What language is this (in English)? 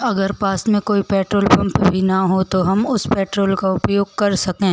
Hindi